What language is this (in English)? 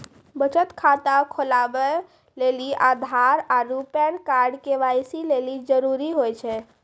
Maithili